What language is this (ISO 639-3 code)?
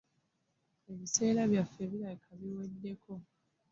lug